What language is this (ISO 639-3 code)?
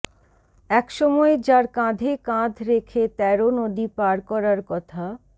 ben